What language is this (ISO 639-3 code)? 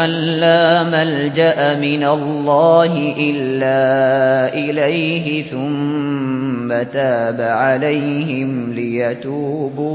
ara